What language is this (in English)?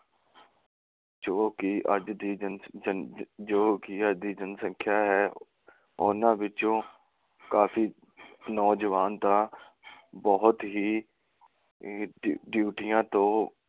Punjabi